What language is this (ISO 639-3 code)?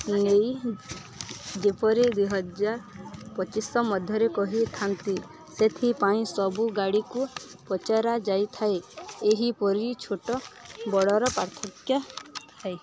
ori